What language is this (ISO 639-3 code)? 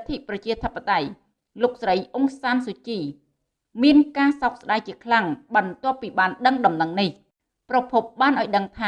vie